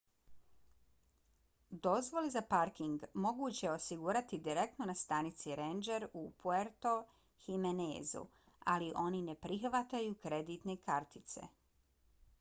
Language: Bosnian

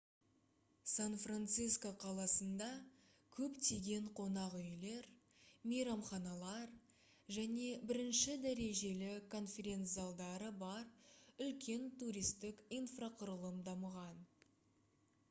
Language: Kazakh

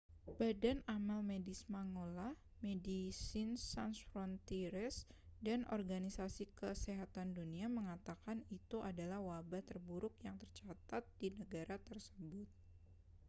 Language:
Indonesian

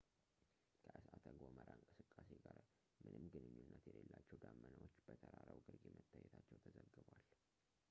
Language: Amharic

